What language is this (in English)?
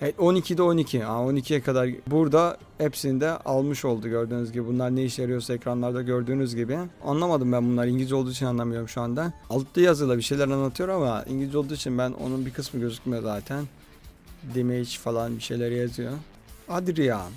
Turkish